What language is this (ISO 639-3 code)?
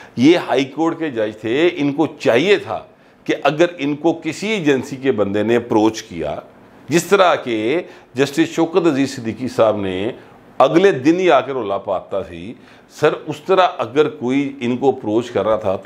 hin